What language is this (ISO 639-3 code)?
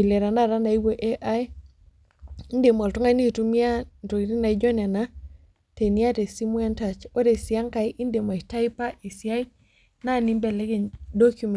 mas